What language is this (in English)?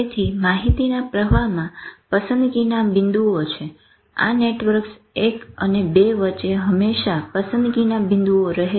Gujarati